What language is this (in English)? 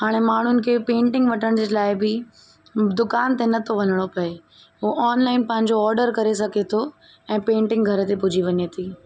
Sindhi